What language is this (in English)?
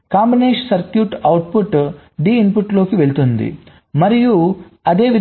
Telugu